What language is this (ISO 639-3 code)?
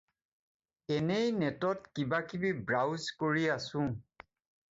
asm